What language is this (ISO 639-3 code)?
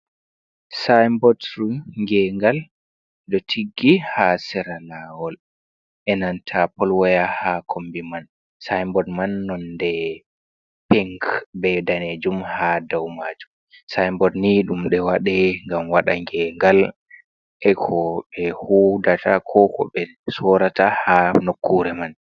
ful